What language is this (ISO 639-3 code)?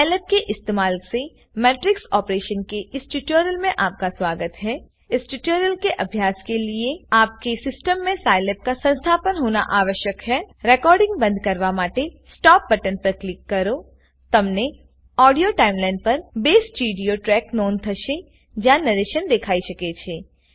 guj